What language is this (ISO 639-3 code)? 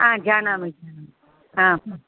san